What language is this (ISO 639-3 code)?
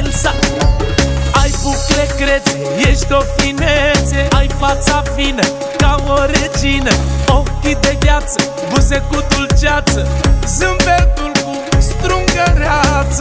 ron